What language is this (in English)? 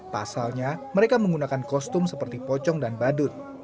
Indonesian